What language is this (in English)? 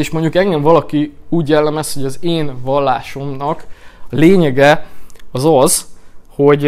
Hungarian